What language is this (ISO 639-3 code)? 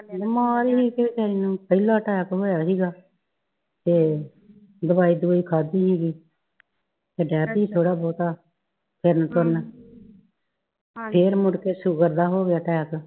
pan